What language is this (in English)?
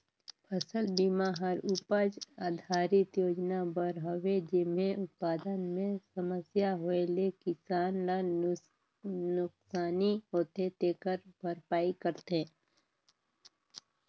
Chhattisgarhi